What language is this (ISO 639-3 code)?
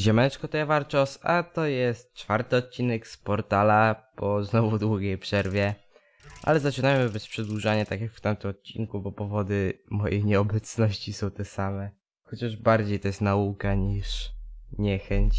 pol